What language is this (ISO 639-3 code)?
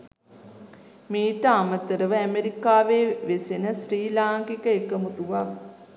sin